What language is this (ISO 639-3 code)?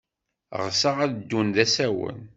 kab